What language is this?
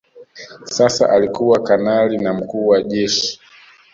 Swahili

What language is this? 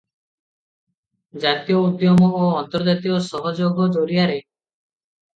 Odia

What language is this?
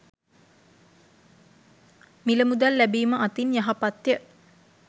Sinhala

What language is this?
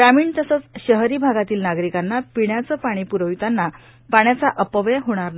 Marathi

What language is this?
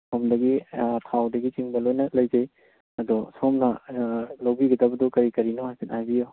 Manipuri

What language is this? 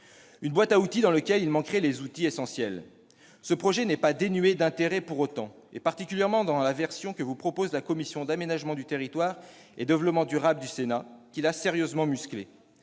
French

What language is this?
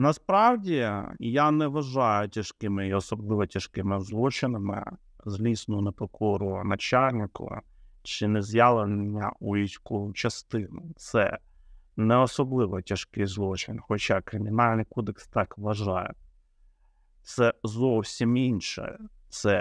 Ukrainian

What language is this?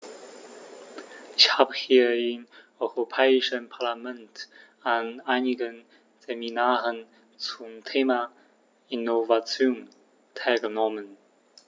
German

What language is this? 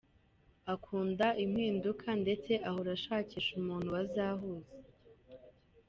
Kinyarwanda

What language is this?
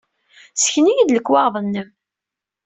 Kabyle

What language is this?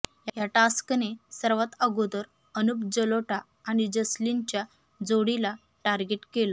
Marathi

